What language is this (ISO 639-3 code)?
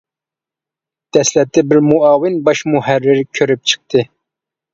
uig